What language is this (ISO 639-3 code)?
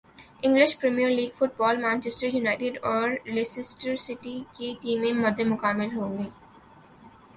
urd